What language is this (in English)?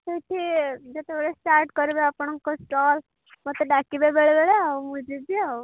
Odia